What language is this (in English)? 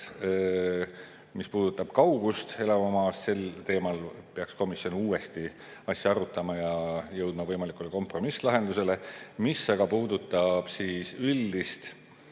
Estonian